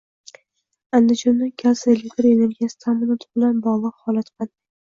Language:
Uzbek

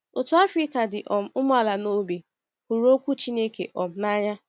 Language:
Igbo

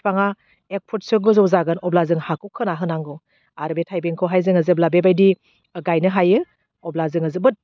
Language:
Bodo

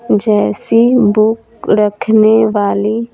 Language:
Hindi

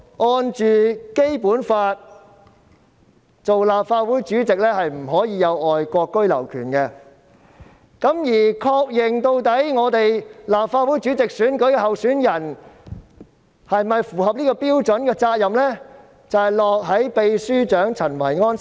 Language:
Cantonese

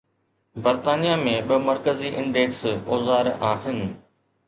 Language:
Sindhi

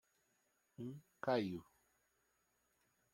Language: Portuguese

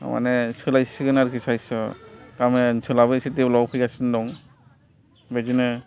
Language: Bodo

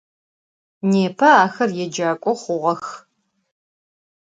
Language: Adyghe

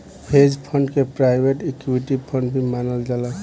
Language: Bhojpuri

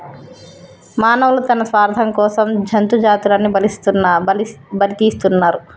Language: Telugu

